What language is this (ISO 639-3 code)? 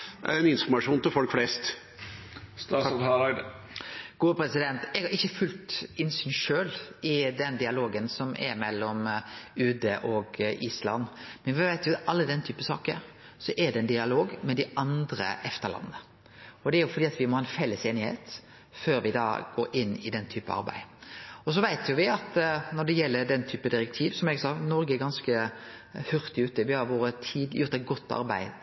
nor